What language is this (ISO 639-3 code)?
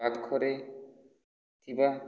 ori